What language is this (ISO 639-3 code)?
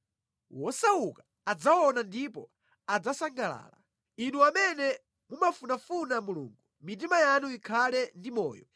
nya